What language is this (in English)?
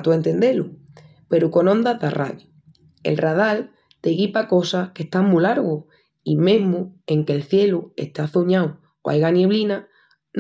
Extremaduran